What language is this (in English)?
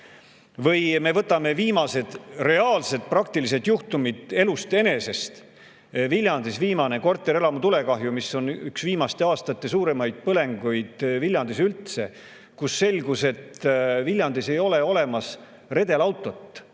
Estonian